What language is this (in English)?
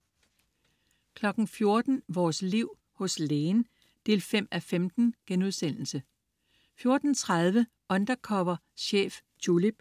Danish